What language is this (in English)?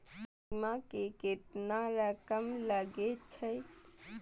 Maithili